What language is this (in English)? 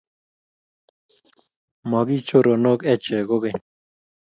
Kalenjin